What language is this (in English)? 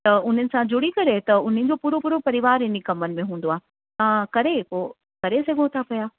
Sindhi